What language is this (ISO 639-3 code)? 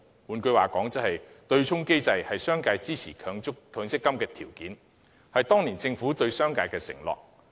yue